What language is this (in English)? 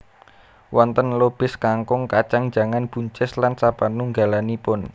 Javanese